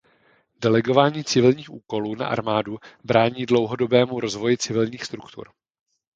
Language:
Czech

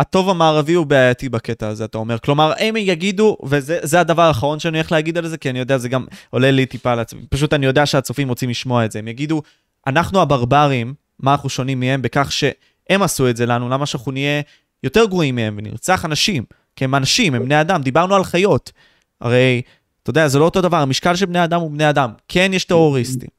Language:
Hebrew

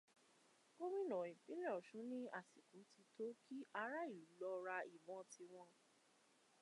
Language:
Yoruba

